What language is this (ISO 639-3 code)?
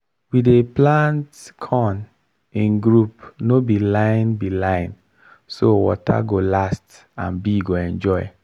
pcm